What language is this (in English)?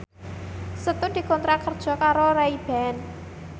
Javanese